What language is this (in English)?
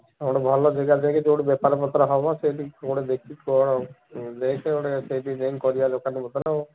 Odia